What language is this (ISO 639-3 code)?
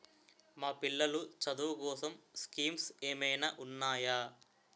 tel